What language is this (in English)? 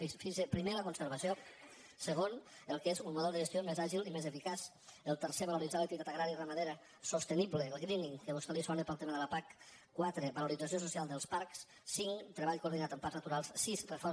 Catalan